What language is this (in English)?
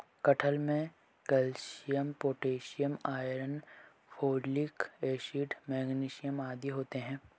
Hindi